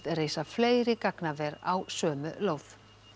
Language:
Icelandic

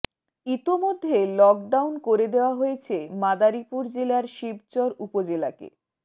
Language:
Bangla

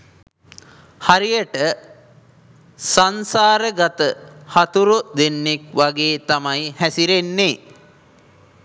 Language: Sinhala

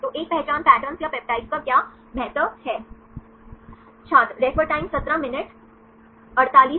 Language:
Hindi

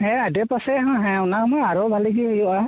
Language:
Santali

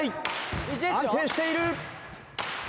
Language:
Japanese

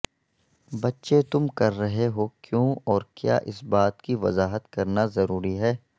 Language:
Urdu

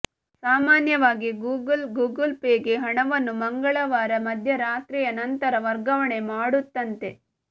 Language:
Kannada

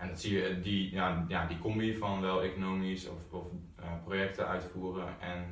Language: Dutch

